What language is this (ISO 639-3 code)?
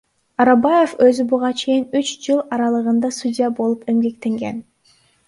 kir